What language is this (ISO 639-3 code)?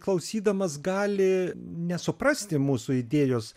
lit